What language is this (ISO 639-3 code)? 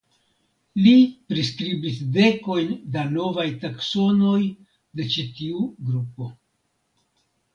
epo